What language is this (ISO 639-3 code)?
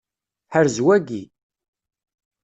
kab